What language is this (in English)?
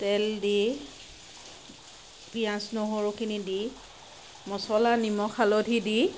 Assamese